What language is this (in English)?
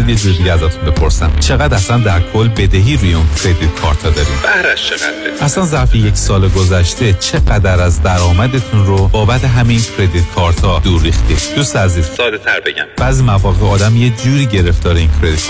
Persian